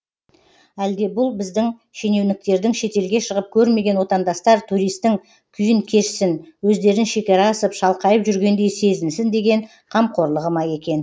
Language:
Kazakh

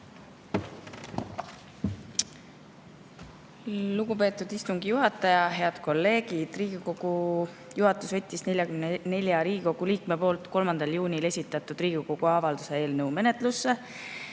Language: Estonian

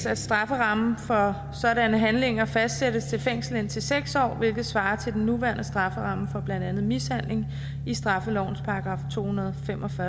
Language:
Danish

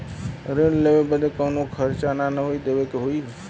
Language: Bhojpuri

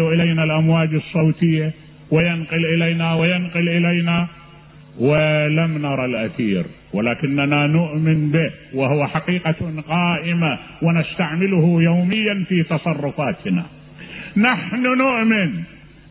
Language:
Arabic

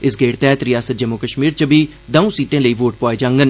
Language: Dogri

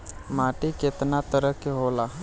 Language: Bhojpuri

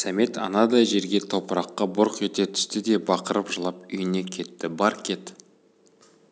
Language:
Kazakh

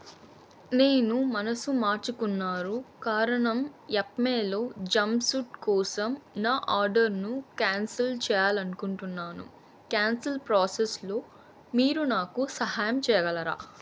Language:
Telugu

